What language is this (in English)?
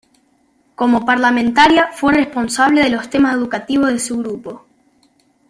Spanish